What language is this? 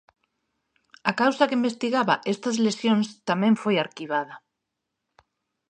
Galician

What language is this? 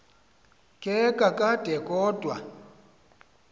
Xhosa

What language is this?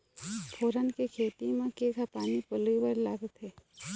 Chhattisgarhi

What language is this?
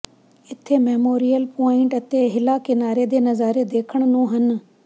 Punjabi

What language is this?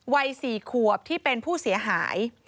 Thai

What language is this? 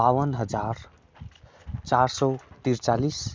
Nepali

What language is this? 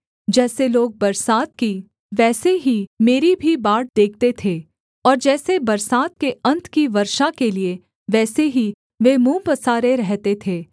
Hindi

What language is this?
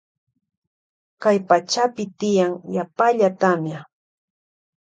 Loja Highland Quichua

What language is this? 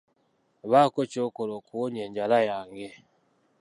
Ganda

